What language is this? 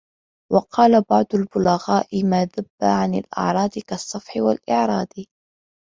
Arabic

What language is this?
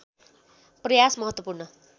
Nepali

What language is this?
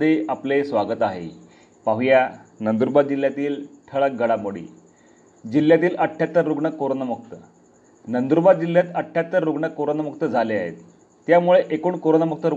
Marathi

